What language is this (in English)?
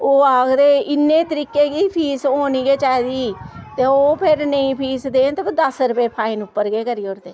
Dogri